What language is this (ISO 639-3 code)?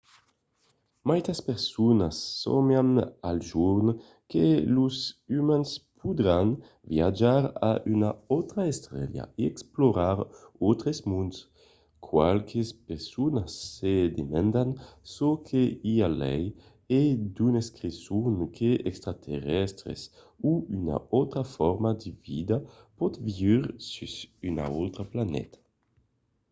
oci